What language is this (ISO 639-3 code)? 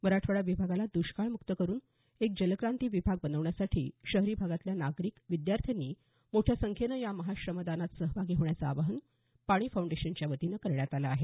mar